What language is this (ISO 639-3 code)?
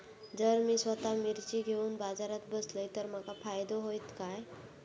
mar